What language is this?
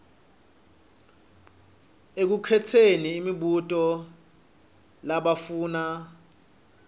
Swati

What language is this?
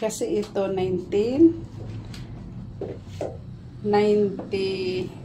Filipino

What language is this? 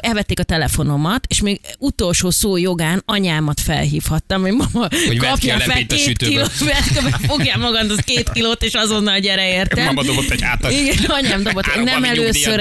Hungarian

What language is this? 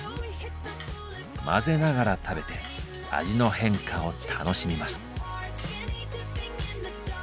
Japanese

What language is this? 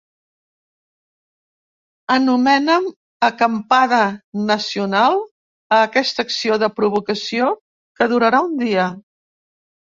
Catalan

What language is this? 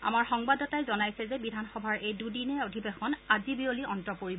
Assamese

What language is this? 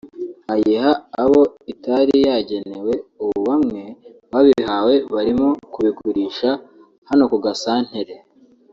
Kinyarwanda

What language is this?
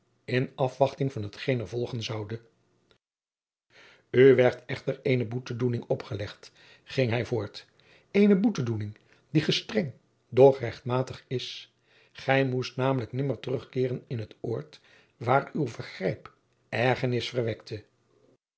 Dutch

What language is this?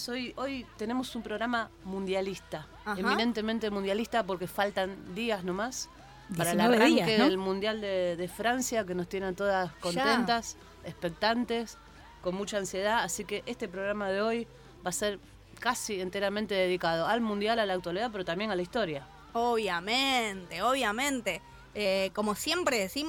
Spanish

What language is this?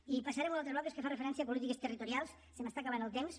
Catalan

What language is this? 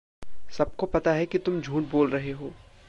Hindi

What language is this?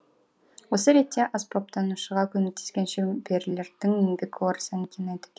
Kazakh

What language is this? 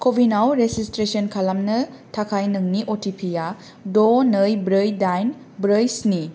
Bodo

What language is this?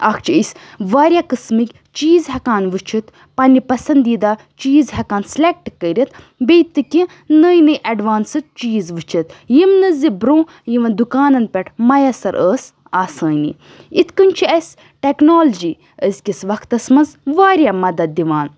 Kashmiri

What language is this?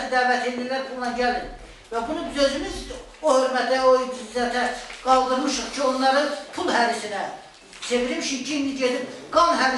Turkish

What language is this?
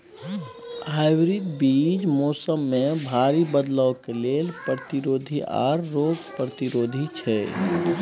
Maithili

